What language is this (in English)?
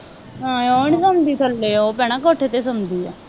Punjabi